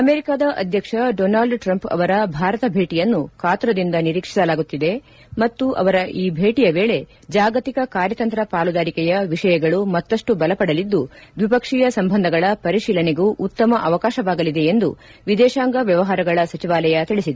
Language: Kannada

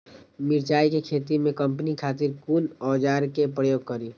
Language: Maithili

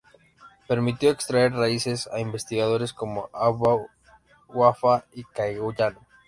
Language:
Spanish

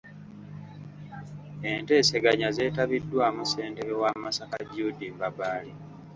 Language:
Ganda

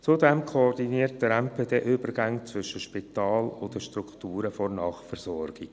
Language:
Swiss German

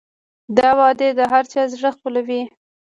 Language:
Pashto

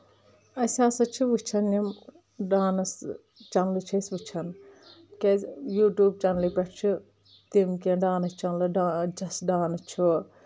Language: Kashmiri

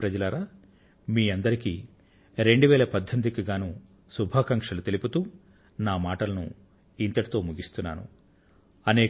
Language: Telugu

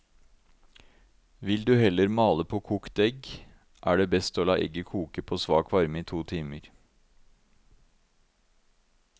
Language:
Norwegian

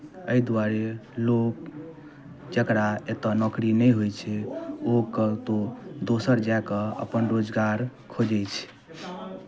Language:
Maithili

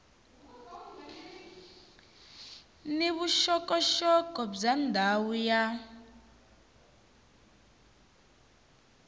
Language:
Tsonga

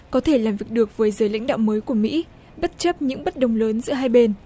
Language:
Vietnamese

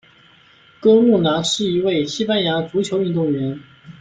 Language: Chinese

